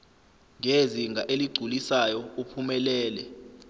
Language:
Zulu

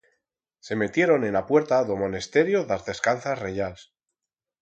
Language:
Aragonese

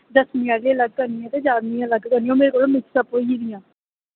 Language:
Dogri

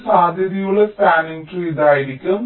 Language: Malayalam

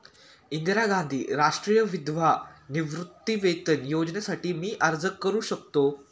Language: Marathi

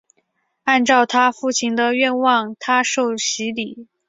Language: Chinese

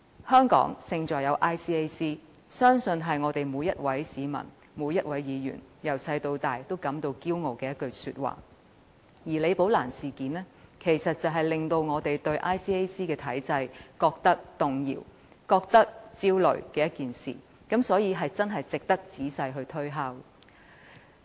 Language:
Cantonese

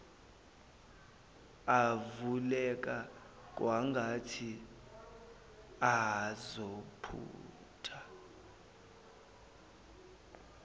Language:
Zulu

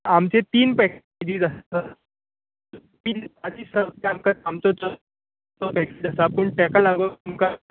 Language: Konkani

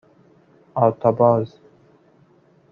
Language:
Persian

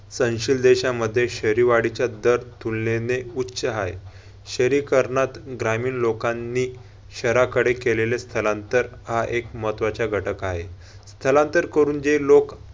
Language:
Marathi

